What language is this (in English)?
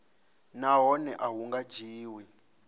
Venda